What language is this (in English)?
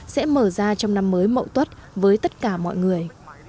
Vietnamese